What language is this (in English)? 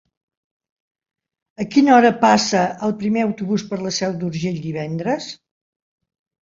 Catalan